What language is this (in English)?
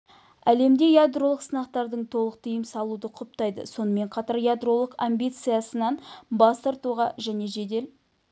Kazakh